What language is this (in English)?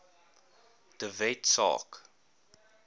Afrikaans